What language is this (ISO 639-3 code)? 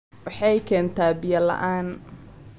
som